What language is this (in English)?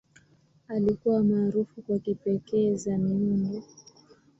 Swahili